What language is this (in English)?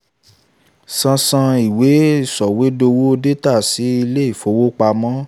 Yoruba